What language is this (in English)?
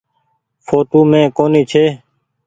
Goaria